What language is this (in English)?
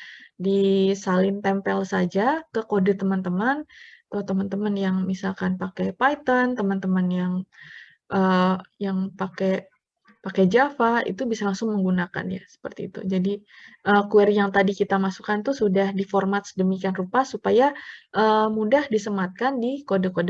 Indonesian